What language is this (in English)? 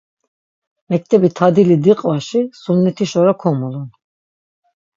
Laz